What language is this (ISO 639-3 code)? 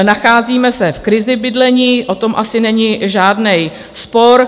ces